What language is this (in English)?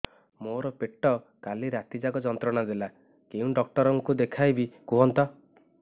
Odia